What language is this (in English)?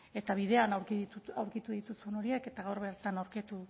Basque